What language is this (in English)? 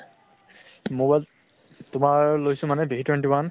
Assamese